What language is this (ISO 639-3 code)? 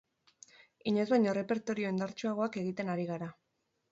eus